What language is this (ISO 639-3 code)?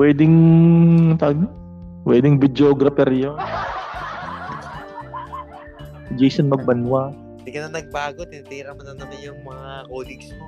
fil